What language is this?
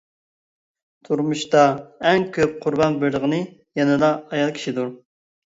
Uyghur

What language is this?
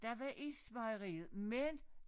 Danish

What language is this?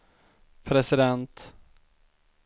Swedish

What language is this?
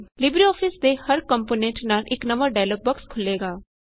Punjabi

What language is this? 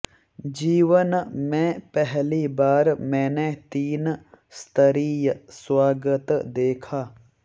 Hindi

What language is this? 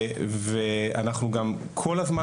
Hebrew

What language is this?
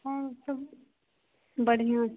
Maithili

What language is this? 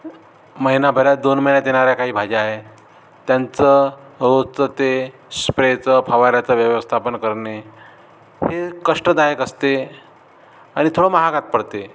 Marathi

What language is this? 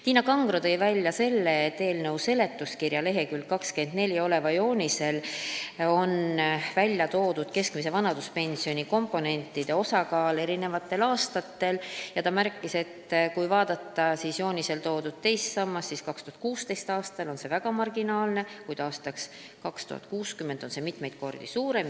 Estonian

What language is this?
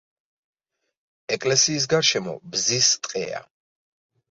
Georgian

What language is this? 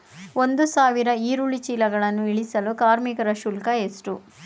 Kannada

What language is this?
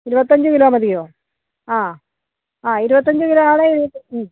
Malayalam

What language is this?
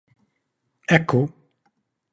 Maltese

